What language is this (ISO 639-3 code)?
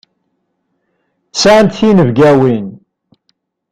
kab